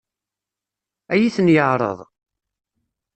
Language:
Kabyle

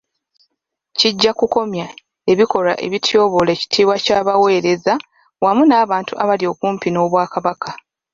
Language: Ganda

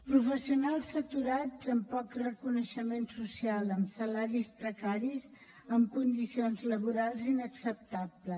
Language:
Catalan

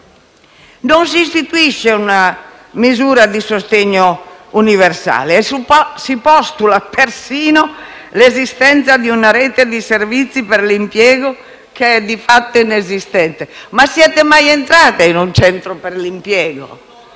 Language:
Italian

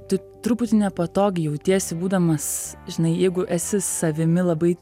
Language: Lithuanian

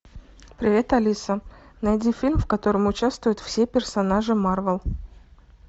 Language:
Russian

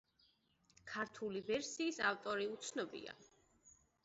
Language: Georgian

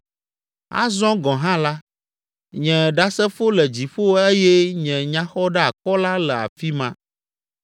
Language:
Ewe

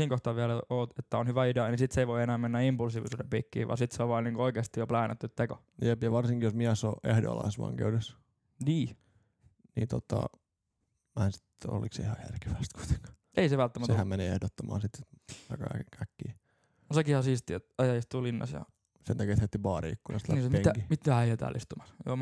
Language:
Finnish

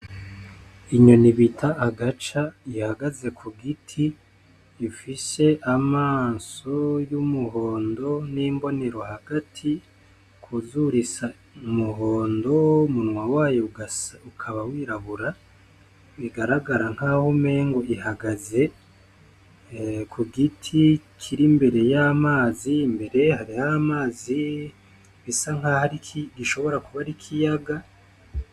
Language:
Rundi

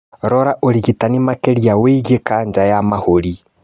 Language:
Kikuyu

